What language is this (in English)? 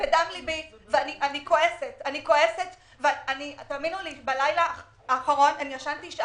Hebrew